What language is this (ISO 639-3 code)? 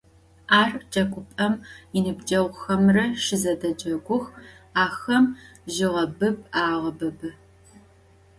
ady